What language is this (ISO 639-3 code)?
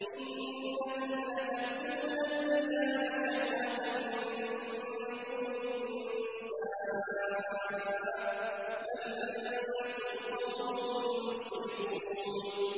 ara